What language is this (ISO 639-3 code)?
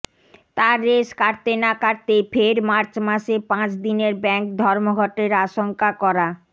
ben